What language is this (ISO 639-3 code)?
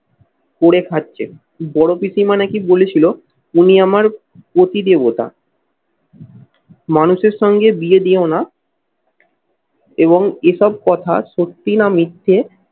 ben